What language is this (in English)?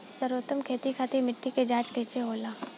Bhojpuri